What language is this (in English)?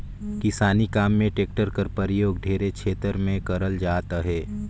Chhattisgarhi